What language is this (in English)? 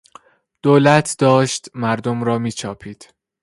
Persian